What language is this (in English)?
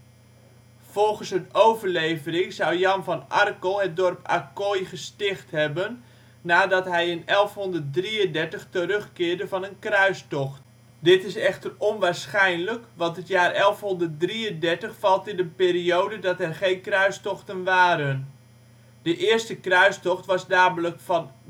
Dutch